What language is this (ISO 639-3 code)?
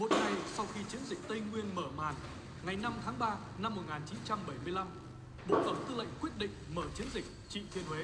vie